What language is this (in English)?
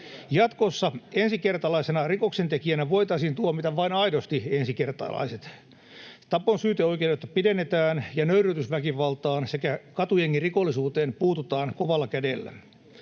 Finnish